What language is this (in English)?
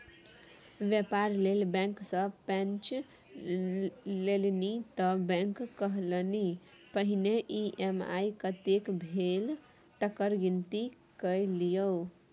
Maithili